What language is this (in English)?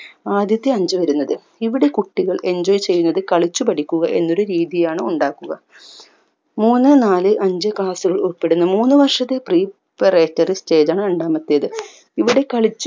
Malayalam